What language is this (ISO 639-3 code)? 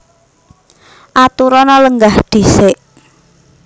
jav